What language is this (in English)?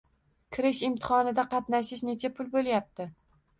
Uzbek